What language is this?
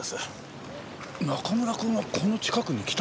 Japanese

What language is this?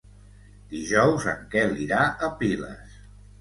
Catalan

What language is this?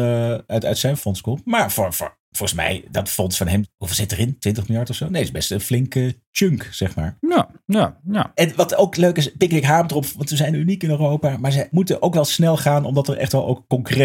Dutch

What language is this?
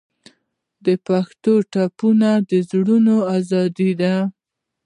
Pashto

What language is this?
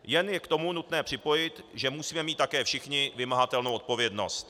Czech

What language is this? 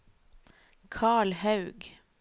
Norwegian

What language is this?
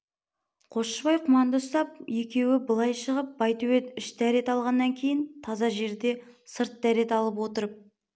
Kazakh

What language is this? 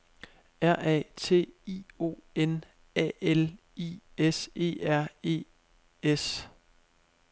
Danish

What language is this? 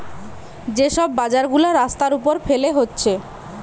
Bangla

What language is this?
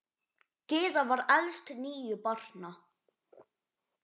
Icelandic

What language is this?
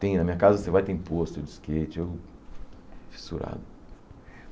Portuguese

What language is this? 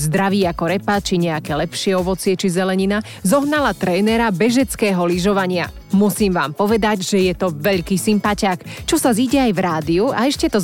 Slovak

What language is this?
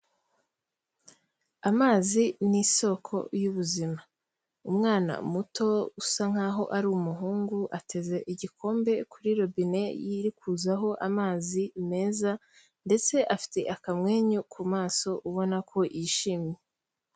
Kinyarwanda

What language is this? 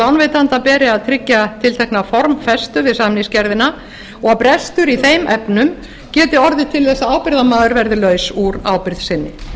Icelandic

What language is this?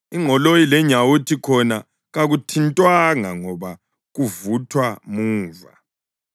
North Ndebele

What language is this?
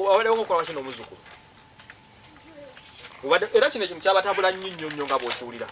Indonesian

